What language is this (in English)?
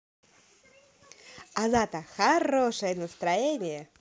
Russian